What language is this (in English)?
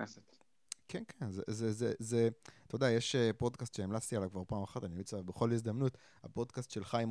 Hebrew